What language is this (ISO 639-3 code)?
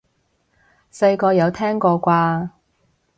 yue